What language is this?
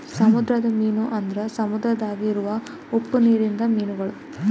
Kannada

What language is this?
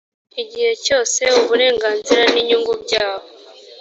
Kinyarwanda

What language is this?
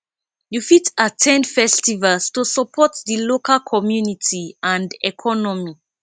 Nigerian Pidgin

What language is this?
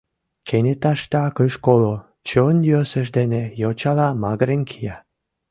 Mari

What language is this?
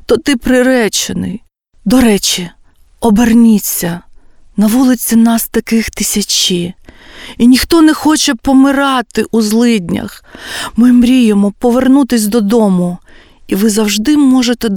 Ukrainian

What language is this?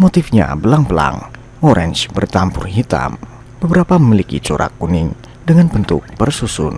Indonesian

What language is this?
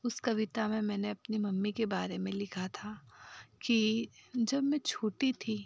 Hindi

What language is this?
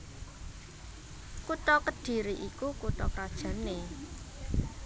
Javanese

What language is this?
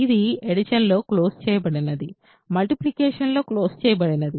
Telugu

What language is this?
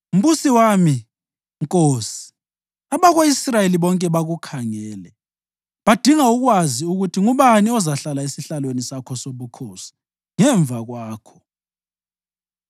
North Ndebele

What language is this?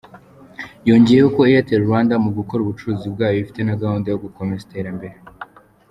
Kinyarwanda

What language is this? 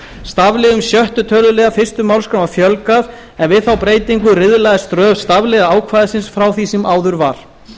Icelandic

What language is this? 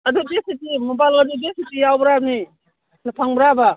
Manipuri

